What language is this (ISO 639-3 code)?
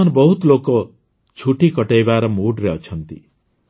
ori